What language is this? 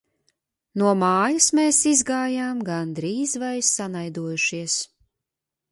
Latvian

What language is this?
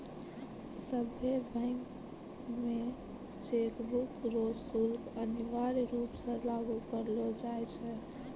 Maithili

